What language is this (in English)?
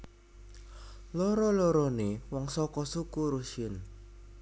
Javanese